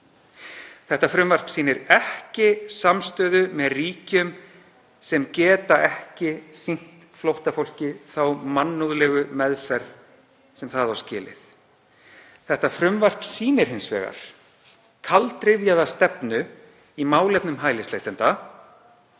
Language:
Icelandic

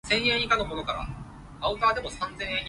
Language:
Cantonese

